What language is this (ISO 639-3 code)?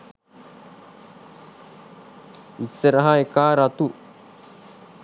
sin